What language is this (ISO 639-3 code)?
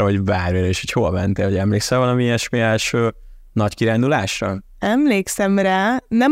hun